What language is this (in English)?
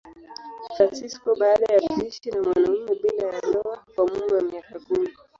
Swahili